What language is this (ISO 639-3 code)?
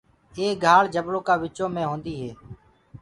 ggg